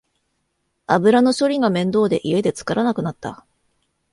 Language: Japanese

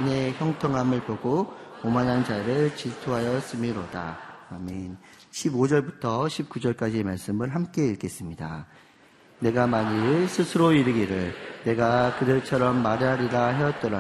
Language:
Korean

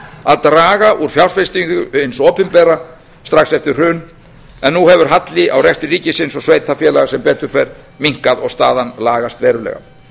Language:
Icelandic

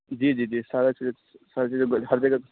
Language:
Urdu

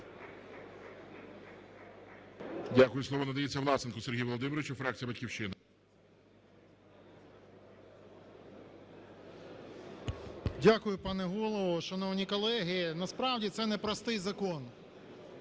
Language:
Ukrainian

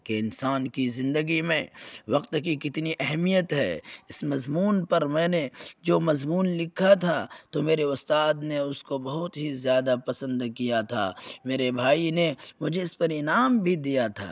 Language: Urdu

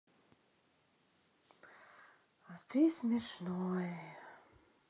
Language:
Russian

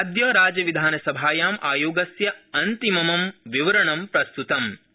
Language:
Sanskrit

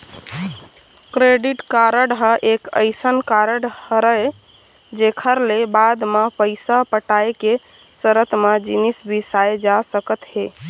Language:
Chhattisgarhi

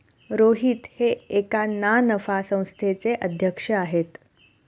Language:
Marathi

